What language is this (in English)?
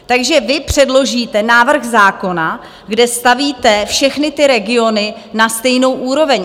Czech